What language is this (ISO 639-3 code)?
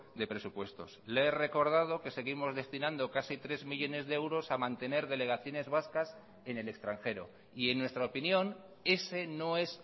spa